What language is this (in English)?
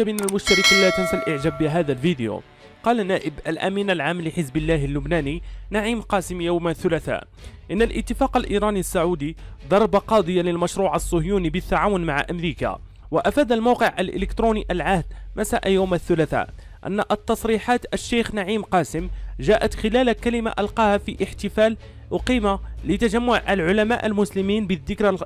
Arabic